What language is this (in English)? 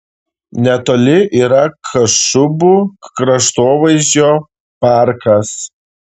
Lithuanian